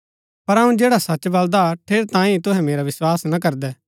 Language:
Gaddi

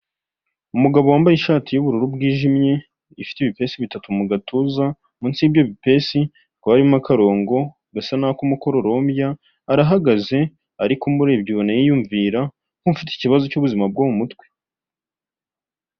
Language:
Kinyarwanda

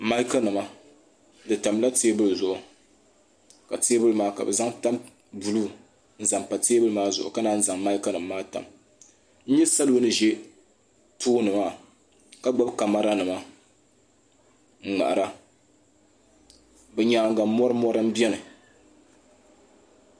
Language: Dagbani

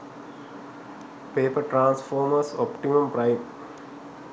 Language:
Sinhala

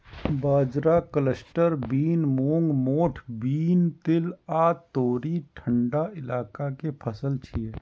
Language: Maithili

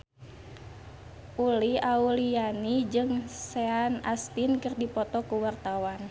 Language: Sundanese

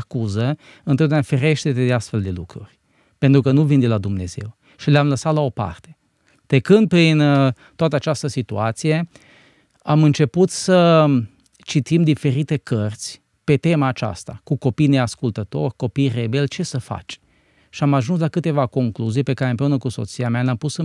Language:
Romanian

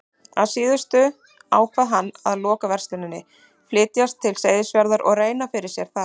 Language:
Icelandic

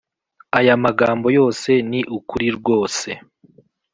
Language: Kinyarwanda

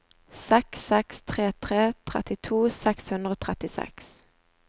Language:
Norwegian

